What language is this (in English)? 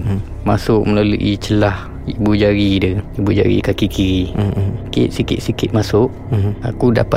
Malay